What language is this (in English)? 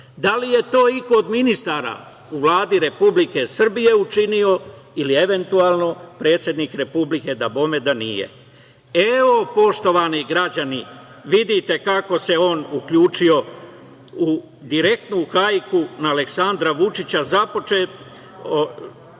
Serbian